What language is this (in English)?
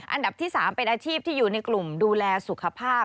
Thai